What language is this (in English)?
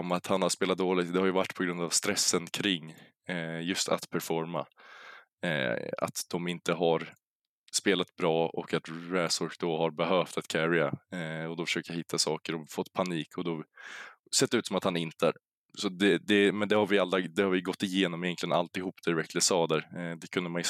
Swedish